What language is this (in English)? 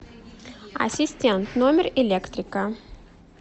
Russian